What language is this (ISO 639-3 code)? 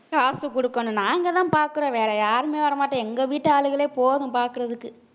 tam